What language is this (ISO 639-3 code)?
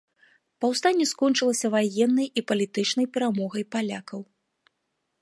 bel